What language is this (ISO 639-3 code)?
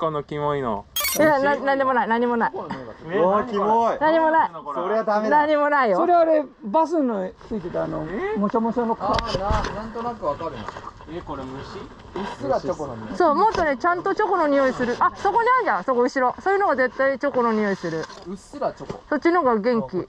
jpn